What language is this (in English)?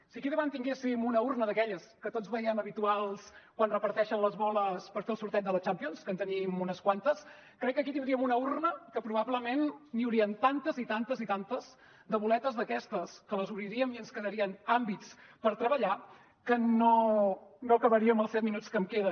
Catalan